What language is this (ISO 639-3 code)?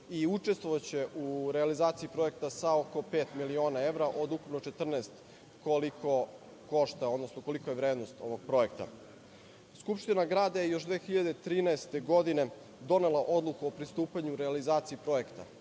srp